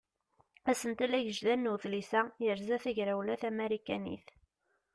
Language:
Kabyle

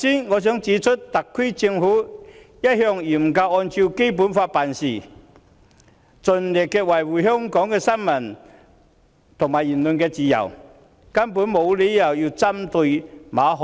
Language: Cantonese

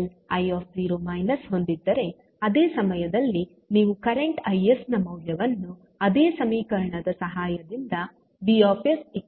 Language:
Kannada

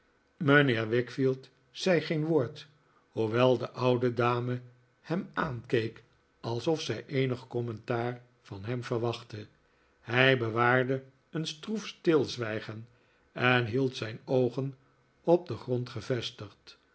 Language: Dutch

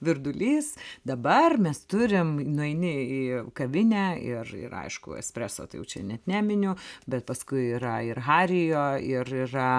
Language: Lithuanian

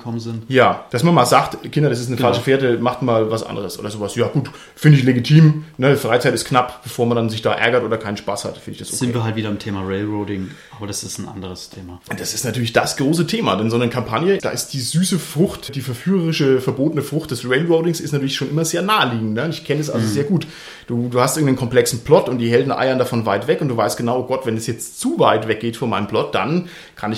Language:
German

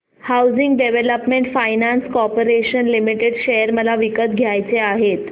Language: Marathi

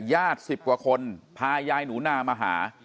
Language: Thai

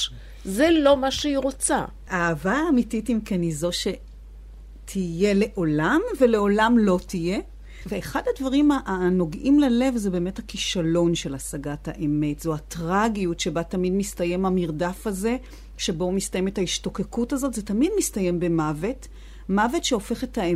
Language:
Hebrew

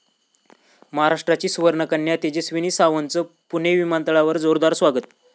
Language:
Marathi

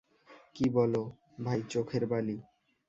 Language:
Bangla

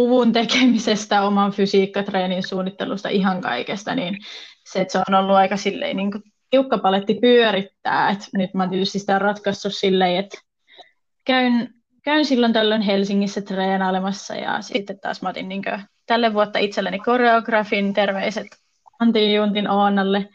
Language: Finnish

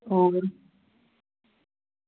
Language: Dogri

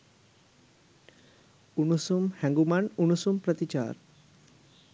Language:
Sinhala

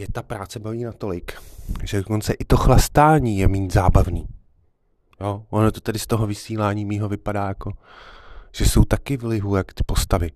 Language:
Czech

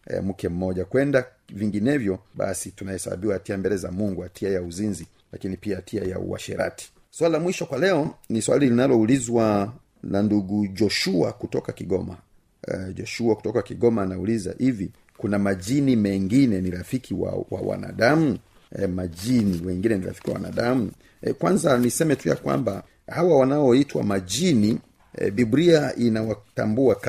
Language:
Swahili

